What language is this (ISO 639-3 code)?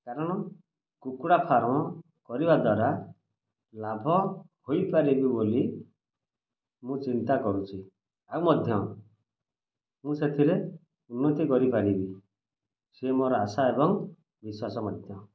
ori